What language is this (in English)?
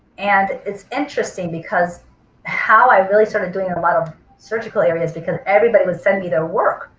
English